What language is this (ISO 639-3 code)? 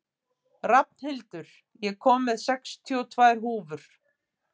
isl